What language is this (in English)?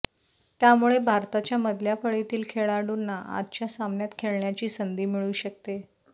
Marathi